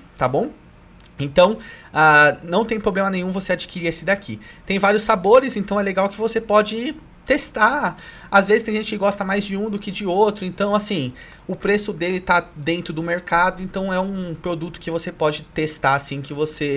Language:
Portuguese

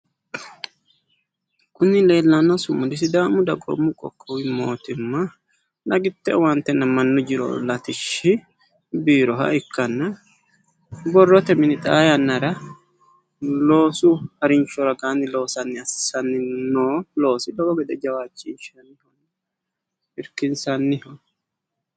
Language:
Sidamo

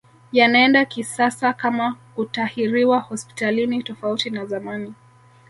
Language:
Swahili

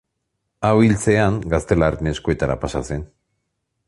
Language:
Basque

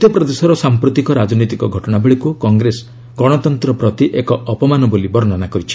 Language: Odia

